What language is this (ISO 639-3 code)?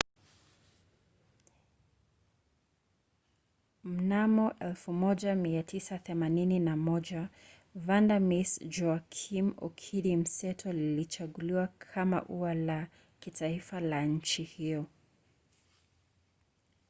swa